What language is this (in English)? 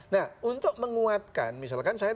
Indonesian